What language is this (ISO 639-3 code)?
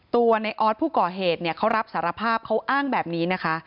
tha